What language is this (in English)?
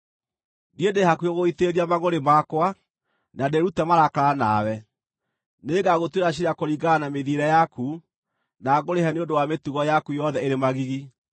Kikuyu